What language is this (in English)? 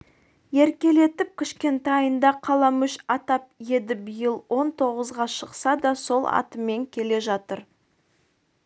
Kazakh